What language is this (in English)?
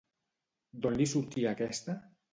Catalan